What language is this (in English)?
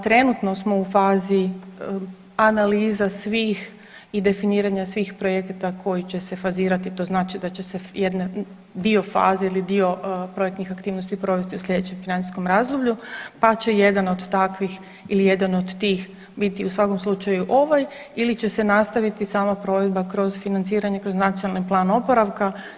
Croatian